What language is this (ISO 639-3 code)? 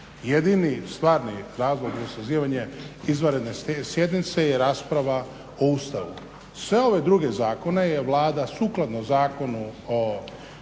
hrv